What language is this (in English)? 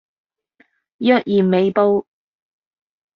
Cantonese